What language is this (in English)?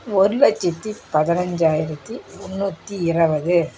Tamil